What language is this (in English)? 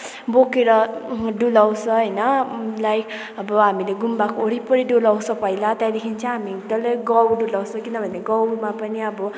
Nepali